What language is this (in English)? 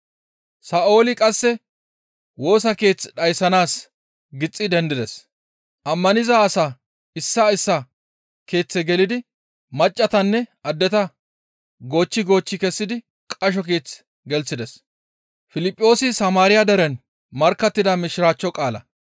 Gamo